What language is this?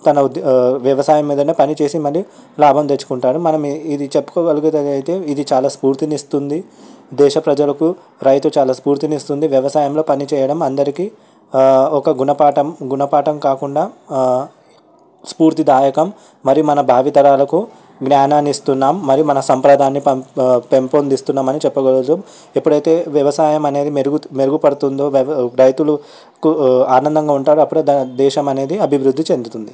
Telugu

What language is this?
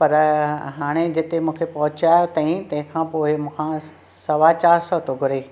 Sindhi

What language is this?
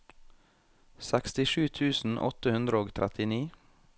Norwegian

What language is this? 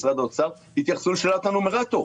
Hebrew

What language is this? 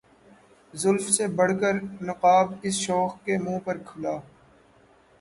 Urdu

